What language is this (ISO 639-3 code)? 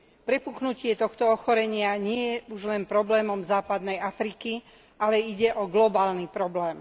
slk